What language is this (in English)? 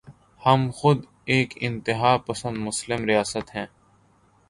Urdu